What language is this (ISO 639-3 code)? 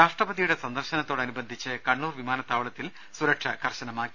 mal